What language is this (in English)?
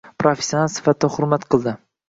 Uzbek